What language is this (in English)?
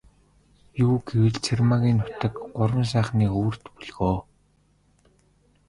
Mongolian